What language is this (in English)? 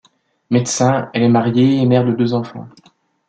French